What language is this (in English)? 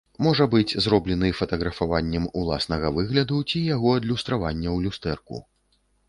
Belarusian